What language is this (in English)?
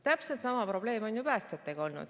Estonian